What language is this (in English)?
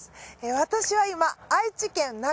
Japanese